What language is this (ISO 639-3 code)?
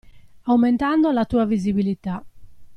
ita